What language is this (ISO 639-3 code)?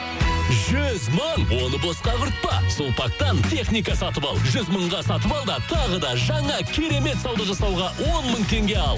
kaz